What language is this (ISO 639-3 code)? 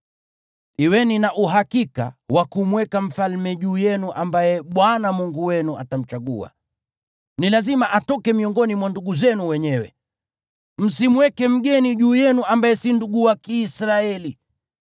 swa